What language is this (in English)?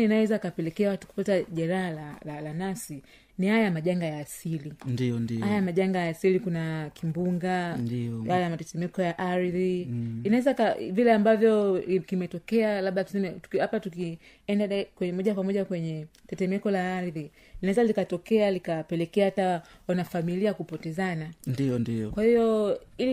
Swahili